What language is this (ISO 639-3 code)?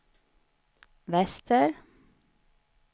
swe